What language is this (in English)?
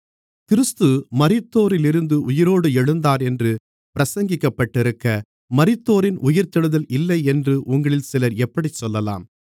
Tamil